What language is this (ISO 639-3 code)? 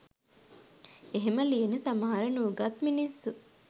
sin